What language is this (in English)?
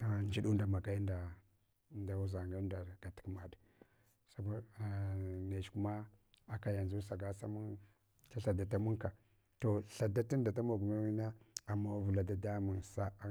Hwana